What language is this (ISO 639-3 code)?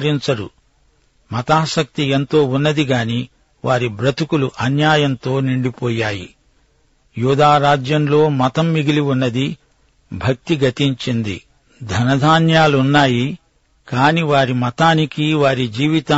tel